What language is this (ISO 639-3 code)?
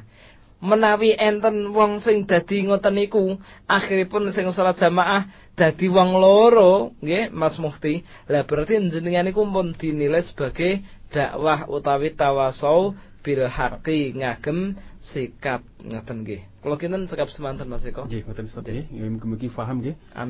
msa